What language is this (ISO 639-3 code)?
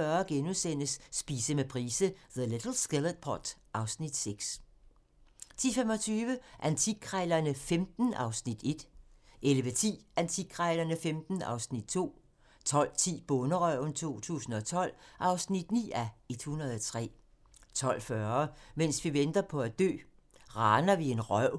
dan